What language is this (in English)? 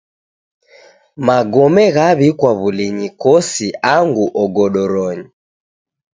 Taita